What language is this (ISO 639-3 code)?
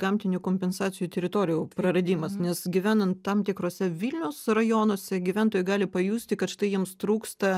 lit